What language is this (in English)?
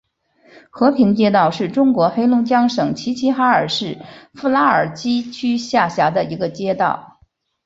Chinese